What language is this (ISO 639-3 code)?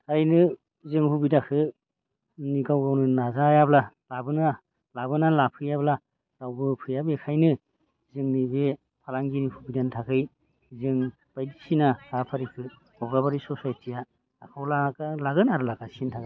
brx